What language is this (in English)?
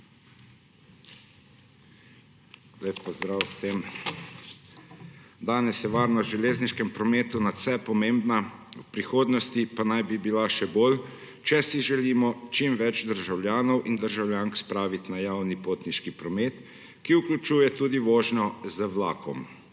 Slovenian